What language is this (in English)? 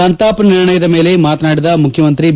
Kannada